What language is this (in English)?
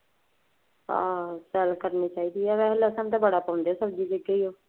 Punjabi